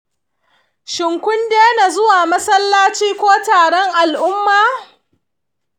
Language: Hausa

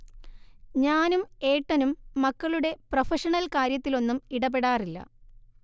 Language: Malayalam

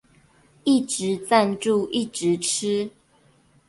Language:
Chinese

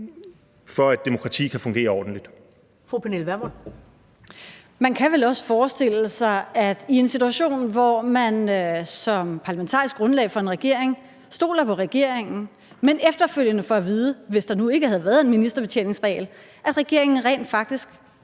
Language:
Danish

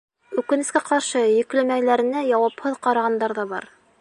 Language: Bashkir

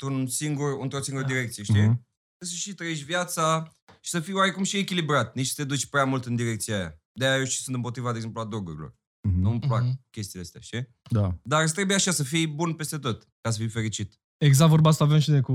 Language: Romanian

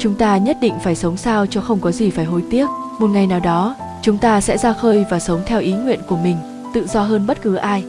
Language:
Vietnamese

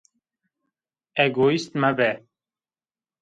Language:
Zaza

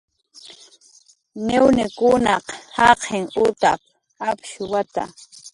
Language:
Jaqaru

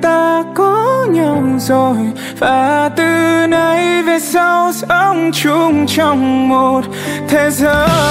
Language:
Vietnamese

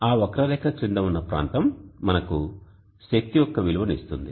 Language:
Telugu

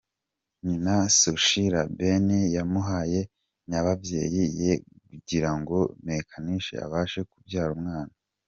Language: Kinyarwanda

